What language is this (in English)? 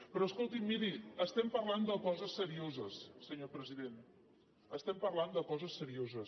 Catalan